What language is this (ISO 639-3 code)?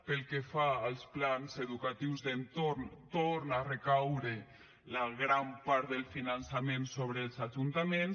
cat